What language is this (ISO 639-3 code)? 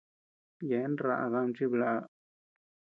cux